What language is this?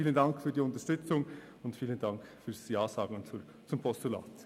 Swiss German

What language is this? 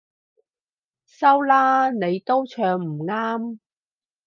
Cantonese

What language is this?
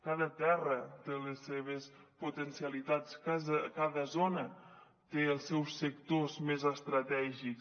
Catalan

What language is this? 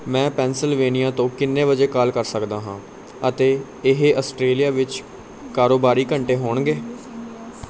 Punjabi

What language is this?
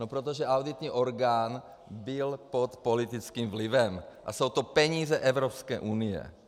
Czech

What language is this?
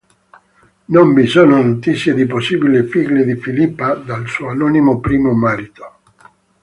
Italian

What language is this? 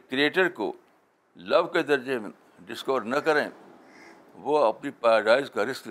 Urdu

